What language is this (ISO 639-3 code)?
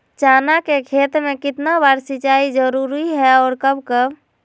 mag